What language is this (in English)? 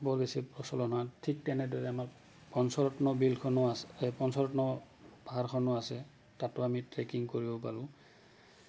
Assamese